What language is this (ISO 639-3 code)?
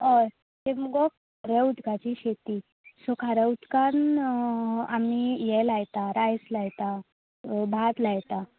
kok